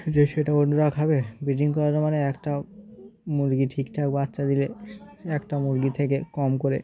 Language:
Bangla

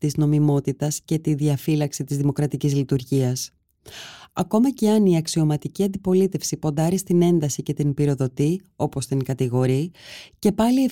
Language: Greek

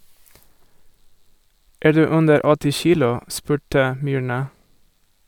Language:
Norwegian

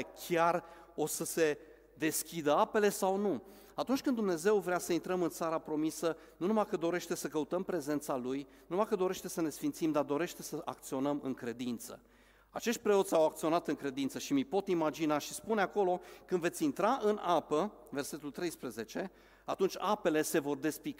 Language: Romanian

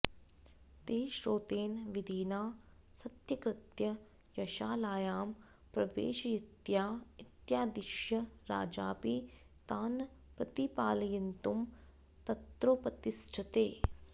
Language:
Sanskrit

